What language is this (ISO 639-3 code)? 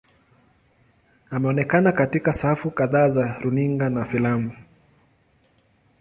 swa